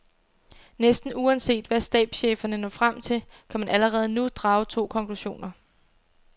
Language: Danish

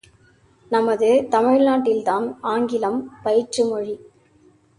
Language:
Tamil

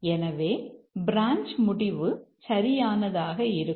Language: Tamil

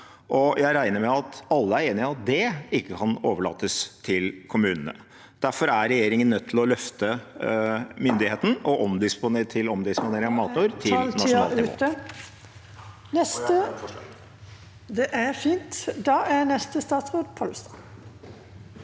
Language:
Norwegian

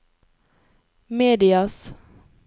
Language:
Norwegian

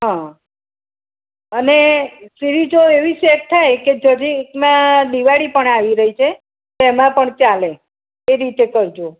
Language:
Gujarati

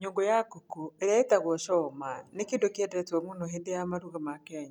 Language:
Kikuyu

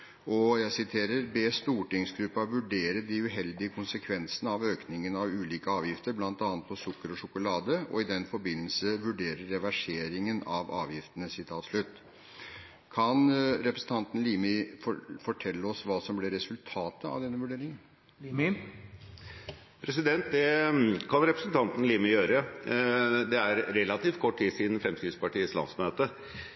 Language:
Norwegian Bokmål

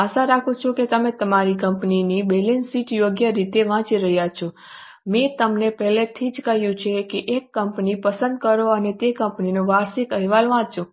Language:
Gujarati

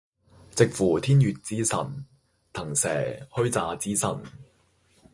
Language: Cantonese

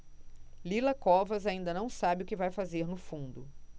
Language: Portuguese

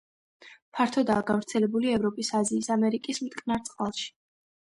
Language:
Georgian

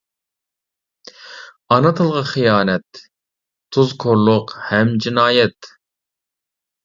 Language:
Uyghur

